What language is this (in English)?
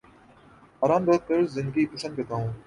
Urdu